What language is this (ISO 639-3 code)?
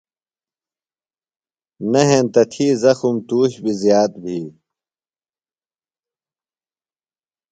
phl